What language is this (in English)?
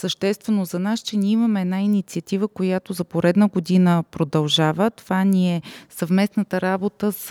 Bulgarian